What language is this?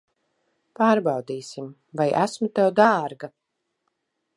Latvian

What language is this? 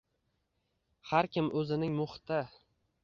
Uzbek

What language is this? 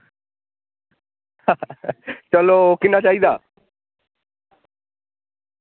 Dogri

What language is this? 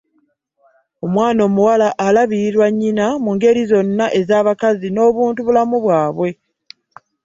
Ganda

